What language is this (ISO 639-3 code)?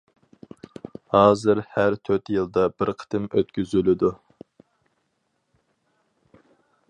uig